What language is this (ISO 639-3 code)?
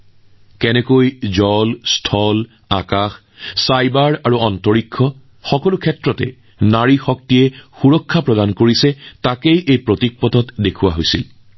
asm